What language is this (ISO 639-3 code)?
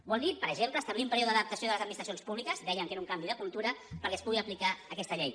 cat